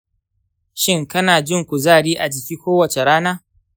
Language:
Hausa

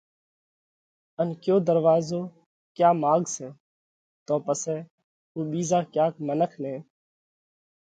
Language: Parkari Koli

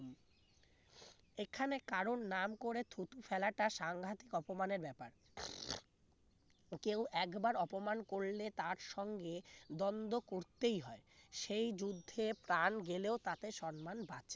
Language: Bangla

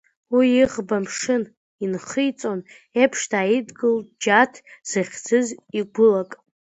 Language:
Abkhazian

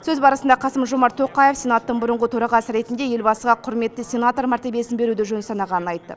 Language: Kazakh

